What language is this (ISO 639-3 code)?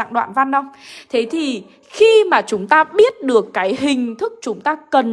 vie